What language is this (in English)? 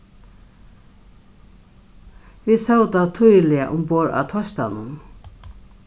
Faroese